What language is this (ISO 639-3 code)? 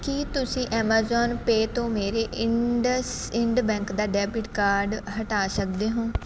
pan